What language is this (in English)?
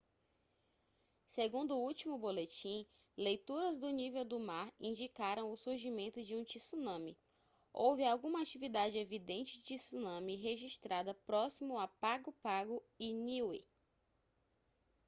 Portuguese